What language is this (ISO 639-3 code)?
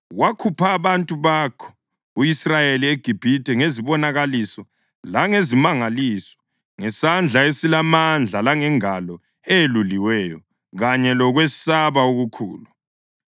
nde